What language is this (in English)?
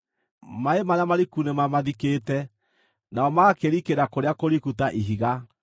Kikuyu